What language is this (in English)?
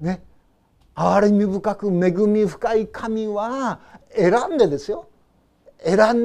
Japanese